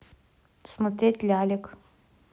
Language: Russian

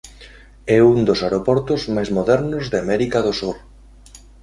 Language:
Galician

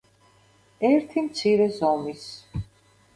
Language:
Georgian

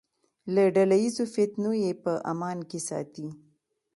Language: Pashto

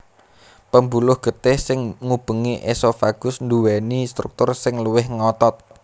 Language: Javanese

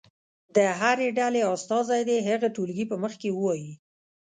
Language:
Pashto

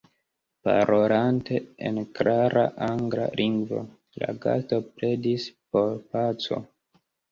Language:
Esperanto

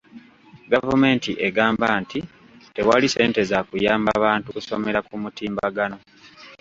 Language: Ganda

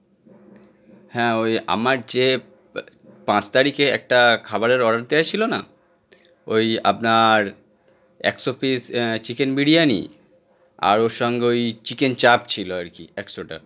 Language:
Bangla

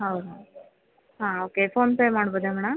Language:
Kannada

